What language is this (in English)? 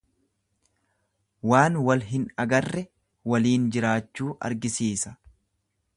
Oromo